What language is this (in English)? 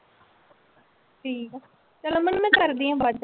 Punjabi